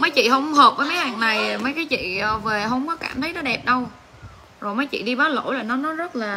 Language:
Vietnamese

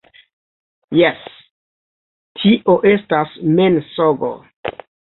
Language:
Esperanto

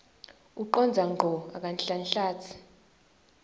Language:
Swati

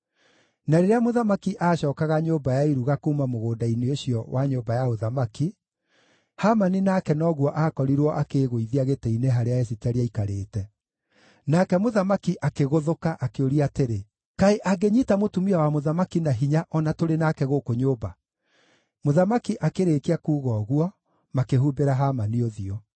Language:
Kikuyu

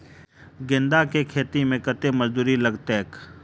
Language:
Maithili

